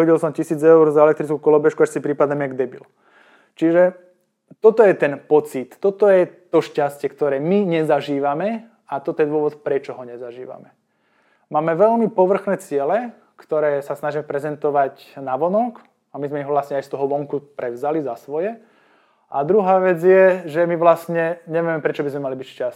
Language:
Slovak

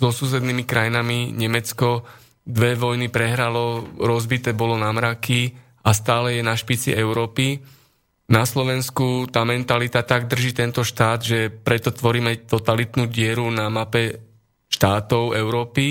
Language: Slovak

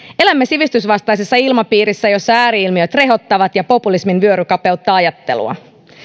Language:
Finnish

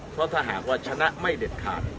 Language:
Thai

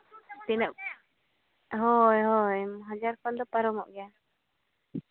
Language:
Santali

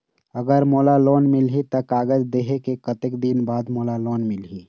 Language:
Chhattisgarhi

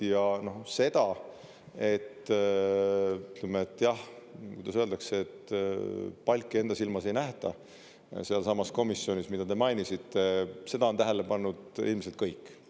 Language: Estonian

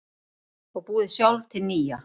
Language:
Icelandic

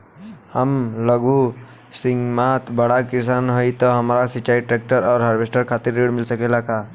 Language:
Bhojpuri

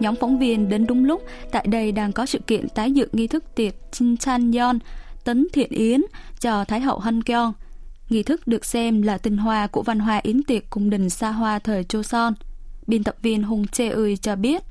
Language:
Vietnamese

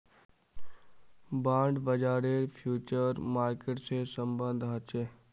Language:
Magahi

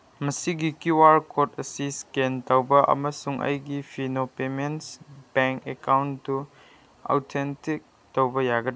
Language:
Manipuri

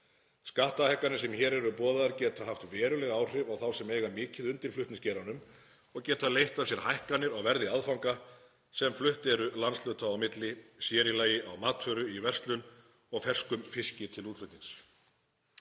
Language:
Icelandic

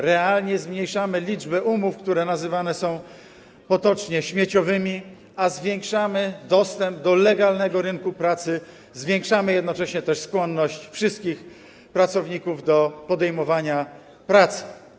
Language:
Polish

